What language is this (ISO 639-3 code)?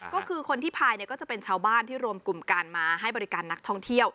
tha